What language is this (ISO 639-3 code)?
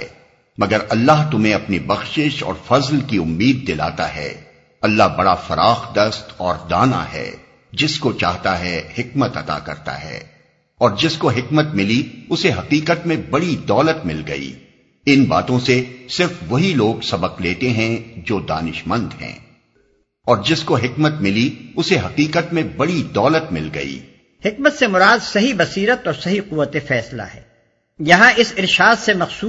urd